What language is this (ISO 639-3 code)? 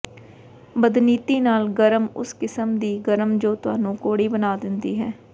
pan